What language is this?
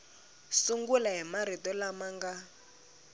Tsonga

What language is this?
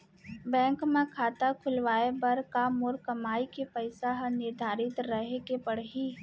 Chhattisgarhi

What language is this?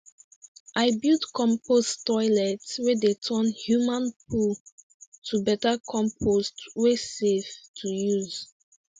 Nigerian Pidgin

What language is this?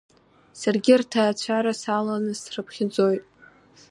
Abkhazian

